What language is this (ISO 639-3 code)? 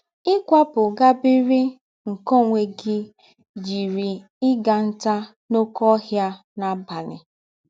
ibo